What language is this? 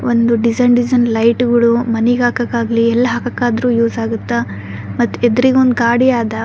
Kannada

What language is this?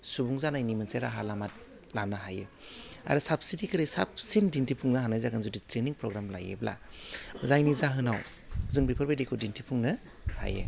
Bodo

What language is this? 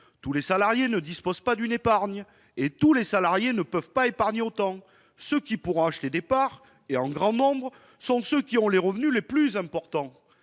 French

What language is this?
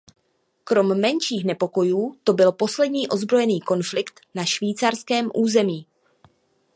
Czech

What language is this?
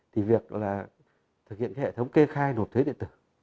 Vietnamese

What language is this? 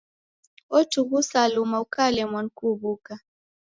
Taita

